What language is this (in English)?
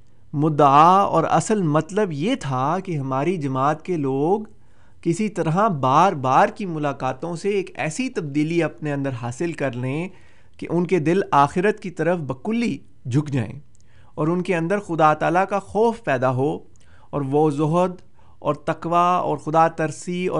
Urdu